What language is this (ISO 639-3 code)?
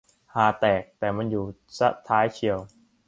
tha